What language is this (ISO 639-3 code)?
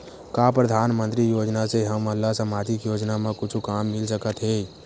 hne